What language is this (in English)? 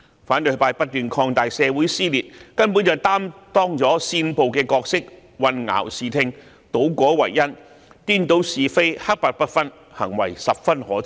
Cantonese